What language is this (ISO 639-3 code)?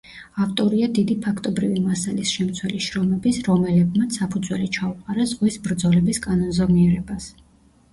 kat